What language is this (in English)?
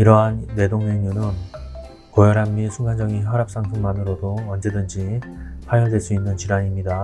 Korean